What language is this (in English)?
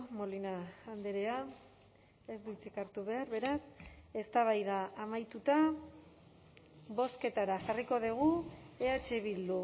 Basque